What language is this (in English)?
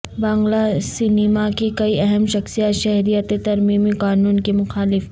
Urdu